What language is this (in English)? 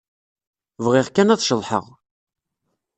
Kabyle